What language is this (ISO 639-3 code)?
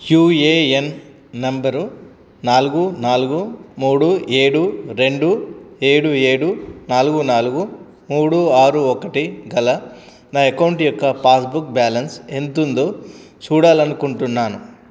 tel